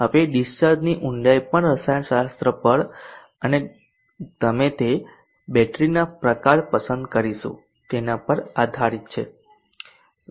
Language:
Gujarati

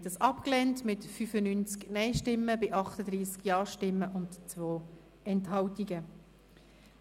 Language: Swiss German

